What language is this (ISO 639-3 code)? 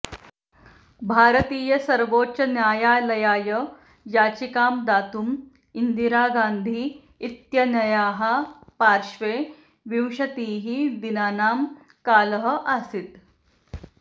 san